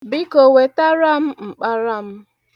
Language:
Igbo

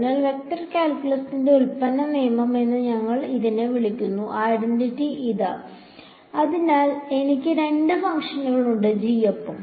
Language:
Malayalam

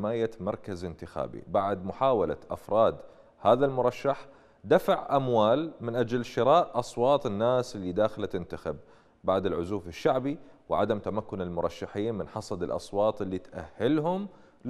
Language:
Arabic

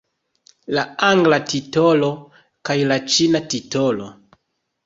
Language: Esperanto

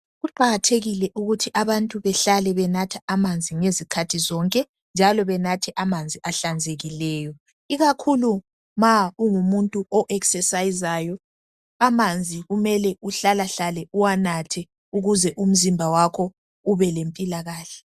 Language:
North Ndebele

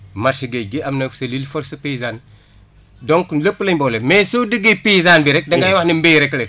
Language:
Wolof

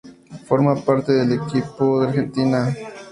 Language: Spanish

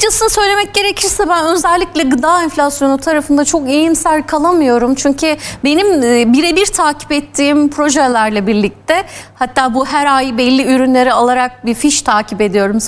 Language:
Turkish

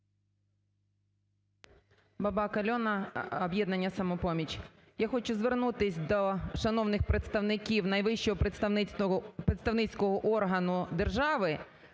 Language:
Ukrainian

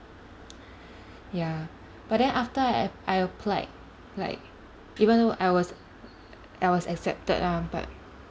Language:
English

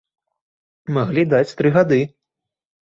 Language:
Belarusian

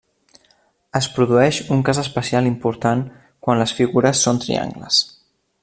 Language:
Catalan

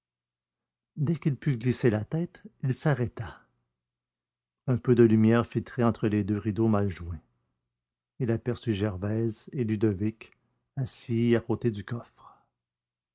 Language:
French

